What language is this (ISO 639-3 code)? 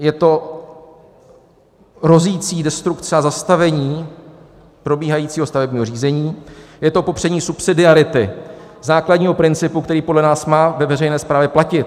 ces